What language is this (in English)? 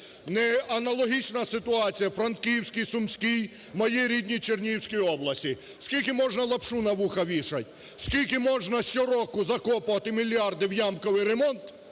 Ukrainian